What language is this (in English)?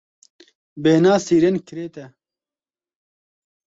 Kurdish